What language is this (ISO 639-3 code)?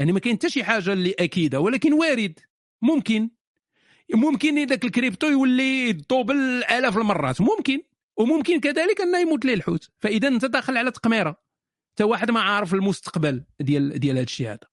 ara